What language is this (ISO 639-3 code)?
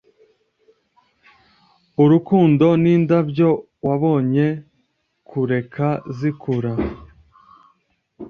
kin